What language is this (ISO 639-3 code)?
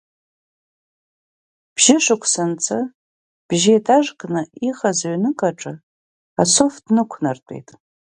abk